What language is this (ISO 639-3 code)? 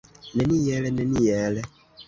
epo